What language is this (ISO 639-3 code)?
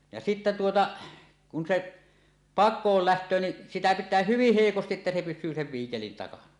fin